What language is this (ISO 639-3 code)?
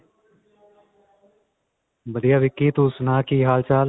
pan